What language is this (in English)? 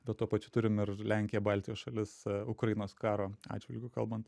Lithuanian